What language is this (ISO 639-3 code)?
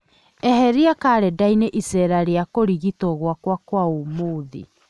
kik